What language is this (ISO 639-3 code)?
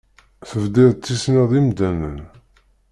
kab